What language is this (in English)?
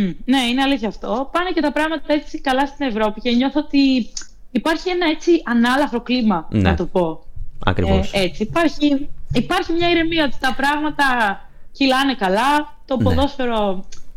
Greek